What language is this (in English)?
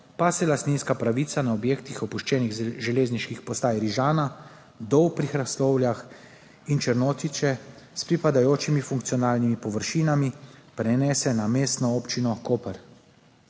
Slovenian